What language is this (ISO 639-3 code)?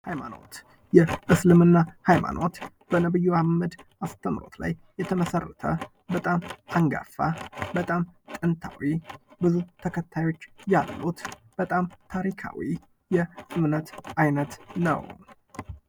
amh